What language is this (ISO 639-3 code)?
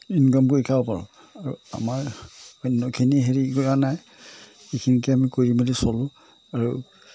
asm